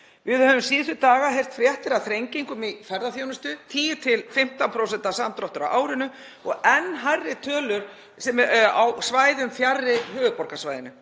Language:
Icelandic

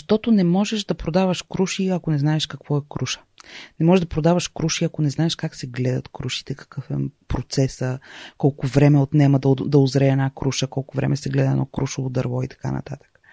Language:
Bulgarian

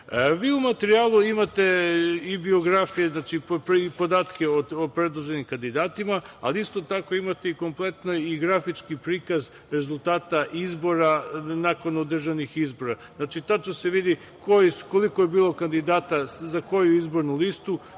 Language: Serbian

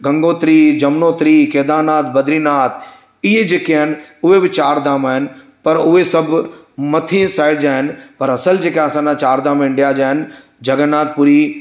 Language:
Sindhi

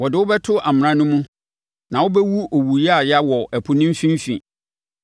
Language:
Akan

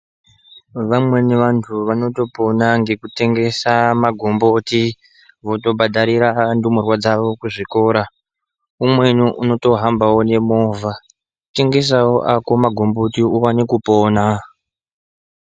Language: Ndau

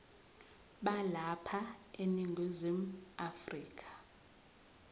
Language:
Zulu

